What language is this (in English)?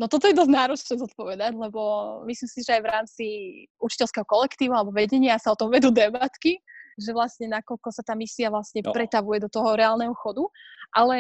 Slovak